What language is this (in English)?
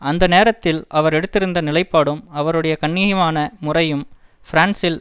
Tamil